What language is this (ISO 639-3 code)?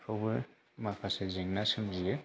brx